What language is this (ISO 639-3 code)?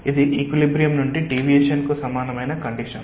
tel